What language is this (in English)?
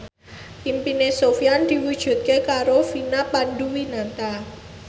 Javanese